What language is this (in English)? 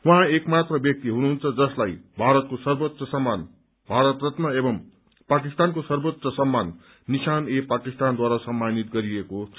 Nepali